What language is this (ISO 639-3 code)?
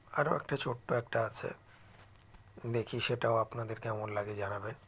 ben